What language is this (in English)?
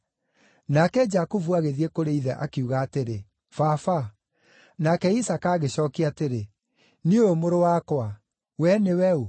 Kikuyu